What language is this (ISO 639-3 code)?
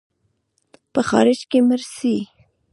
pus